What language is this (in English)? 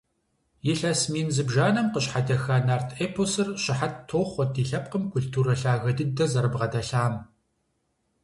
Kabardian